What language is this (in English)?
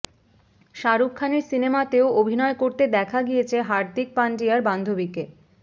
Bangla